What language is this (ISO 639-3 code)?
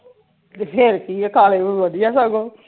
pan